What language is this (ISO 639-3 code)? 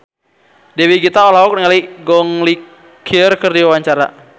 sun